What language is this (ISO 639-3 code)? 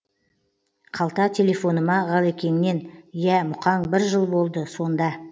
kaz